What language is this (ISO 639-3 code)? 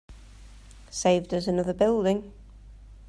eng